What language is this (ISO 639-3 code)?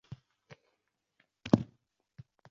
uzb